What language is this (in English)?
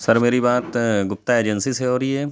Urdu